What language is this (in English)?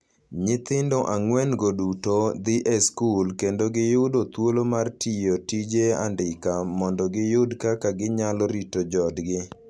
Luo (Kenya and Tanzania)